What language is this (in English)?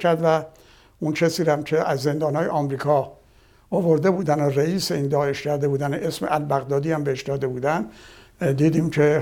Persian